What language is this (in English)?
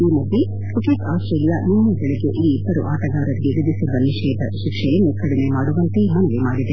Kannada